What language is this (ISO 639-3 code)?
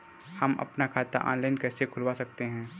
hin